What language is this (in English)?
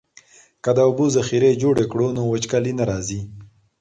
Pashto